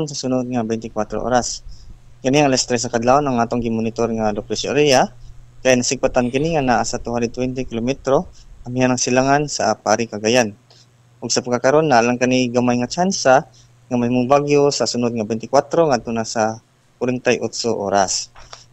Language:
Filipino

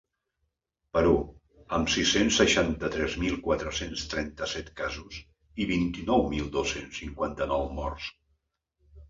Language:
Catalan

